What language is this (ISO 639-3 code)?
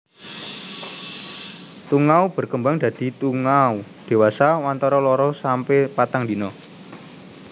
jav